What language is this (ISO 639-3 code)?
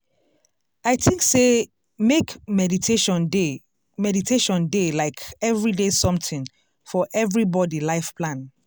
pcm